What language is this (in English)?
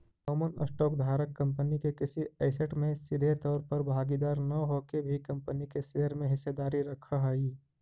Magahi